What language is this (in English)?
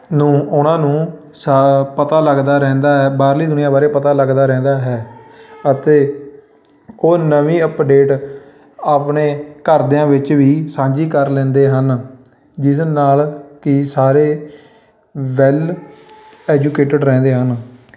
Punjabi